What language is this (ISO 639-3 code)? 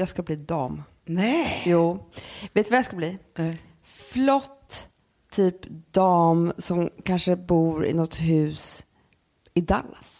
swe